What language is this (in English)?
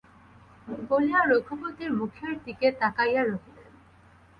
Bangla